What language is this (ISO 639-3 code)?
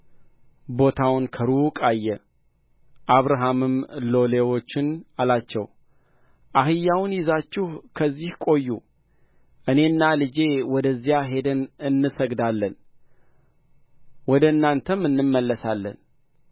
amh